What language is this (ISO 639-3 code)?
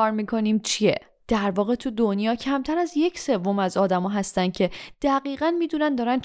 fas